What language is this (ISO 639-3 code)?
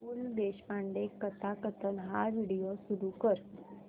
mar